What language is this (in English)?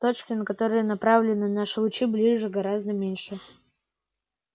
Russian